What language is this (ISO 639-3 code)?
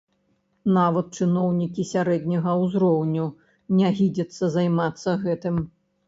bel